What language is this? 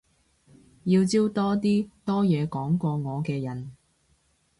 Cantonese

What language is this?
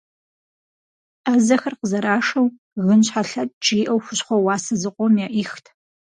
Kabardian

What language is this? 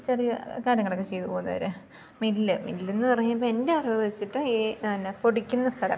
Malayalam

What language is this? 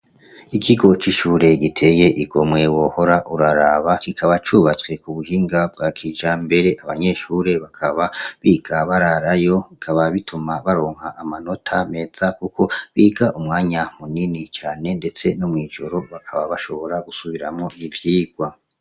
Rundi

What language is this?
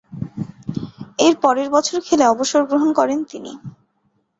Bangla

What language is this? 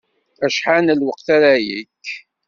Kabyle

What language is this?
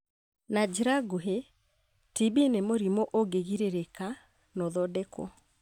Kikuyu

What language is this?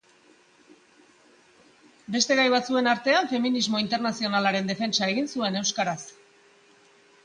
Basque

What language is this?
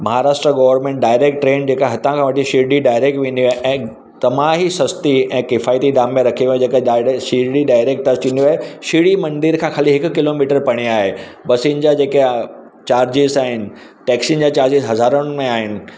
Sindhi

